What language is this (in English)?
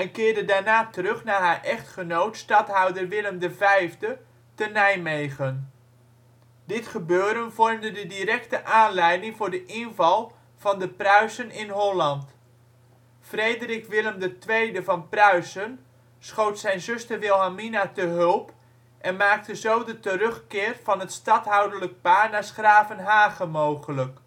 Dutch